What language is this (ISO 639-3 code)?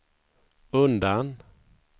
swe